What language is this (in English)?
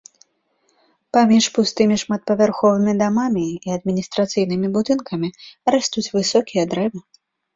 Belarusian